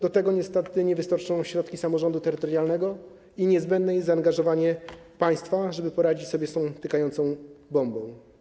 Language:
Polish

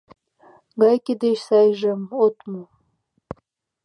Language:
Mari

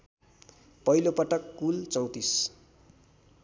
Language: Nepali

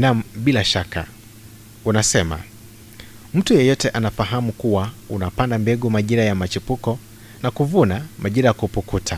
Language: Swahili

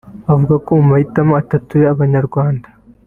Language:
Kinyarwanda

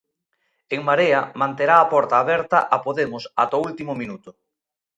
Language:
Galician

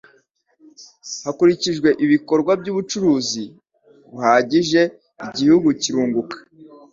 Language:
Kinyarwanda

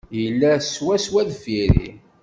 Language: Kabyle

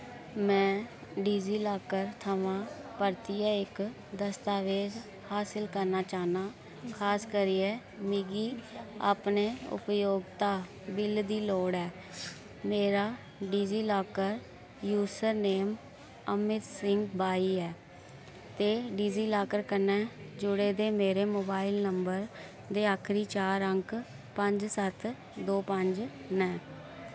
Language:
Dogri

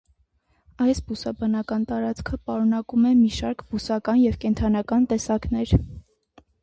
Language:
Armenian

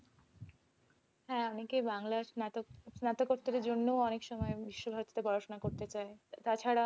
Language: Bangla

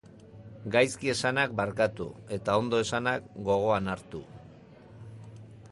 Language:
Basque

